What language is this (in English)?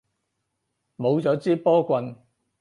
Cantonese